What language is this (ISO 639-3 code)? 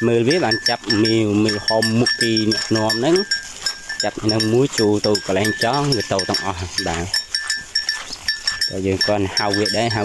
vie